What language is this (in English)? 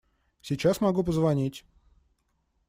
Russian